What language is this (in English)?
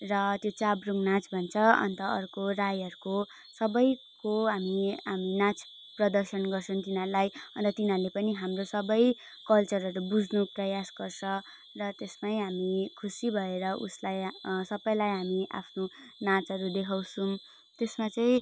Nepali